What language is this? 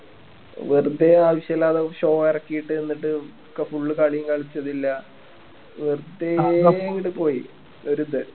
Malayalam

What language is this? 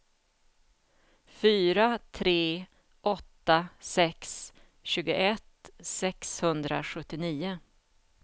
Swedish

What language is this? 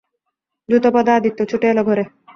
Bangla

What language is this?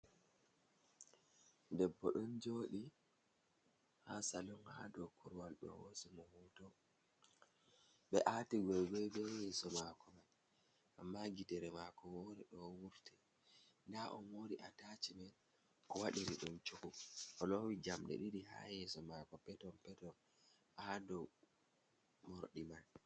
Fula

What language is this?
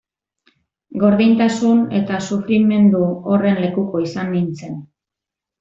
Basque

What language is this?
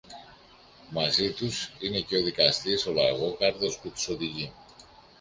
Greek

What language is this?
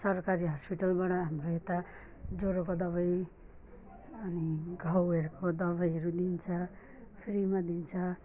Nepali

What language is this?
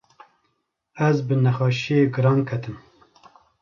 Kurdish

